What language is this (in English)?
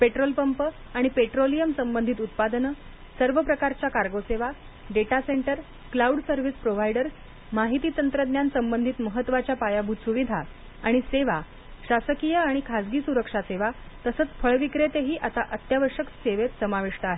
Marathi